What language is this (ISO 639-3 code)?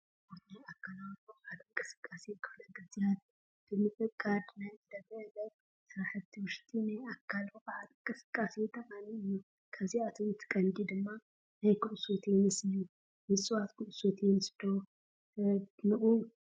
tir